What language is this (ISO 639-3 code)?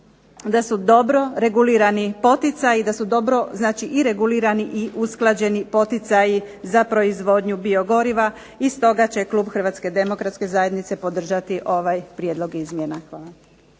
hrv